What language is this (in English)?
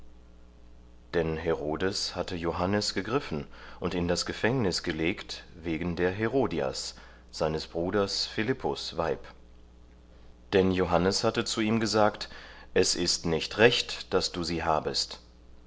German